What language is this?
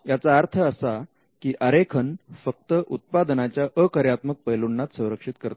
Marathi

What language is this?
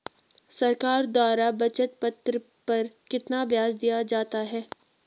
Hindi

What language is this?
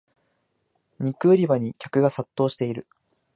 Japanese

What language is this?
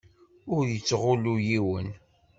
Kabyle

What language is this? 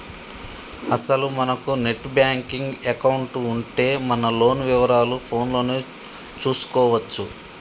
Telugu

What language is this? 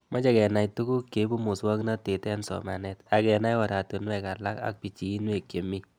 Kalenjin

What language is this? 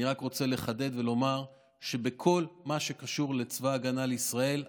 Hebrew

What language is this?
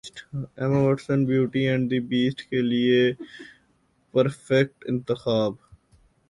Urdu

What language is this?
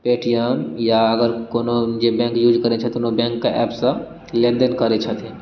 Maithili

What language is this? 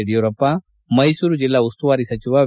Kannada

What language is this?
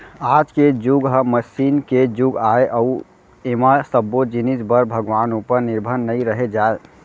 Chhattisgarhi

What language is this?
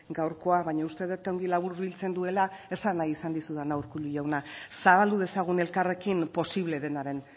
Basque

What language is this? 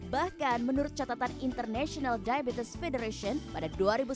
Indonesian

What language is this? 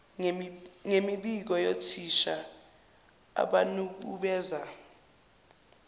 Zulu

